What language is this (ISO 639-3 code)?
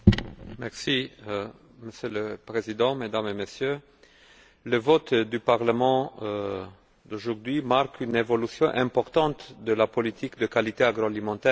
fra